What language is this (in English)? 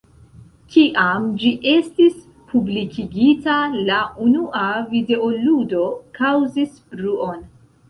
Esperanto